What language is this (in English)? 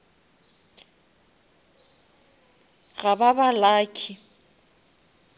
Northern Sotho